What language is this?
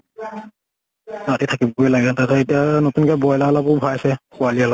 Assamese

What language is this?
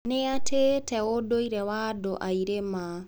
Kikuyu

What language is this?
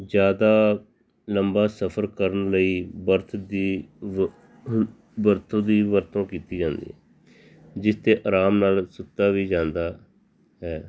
Punjabi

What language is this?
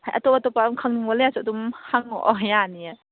Manipuri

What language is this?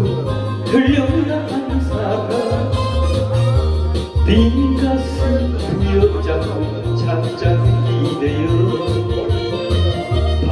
Dutch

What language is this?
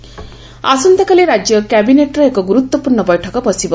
Odia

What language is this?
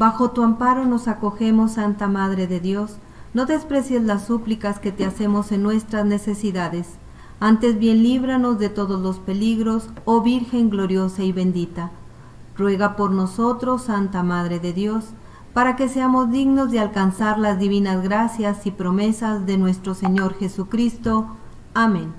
Spanish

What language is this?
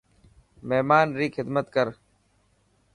Dhatki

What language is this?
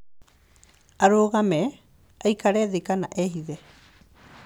Kikuyu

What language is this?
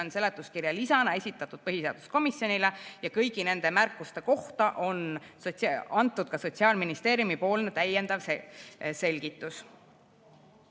Estonian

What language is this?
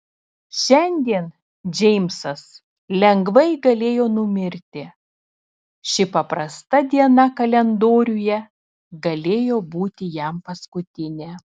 Lithuanian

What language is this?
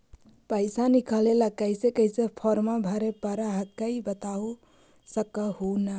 Magahi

